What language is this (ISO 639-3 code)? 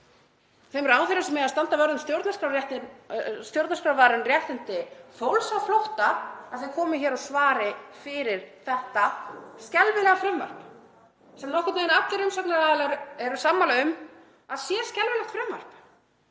isl